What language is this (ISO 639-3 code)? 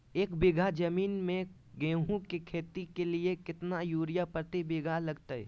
mag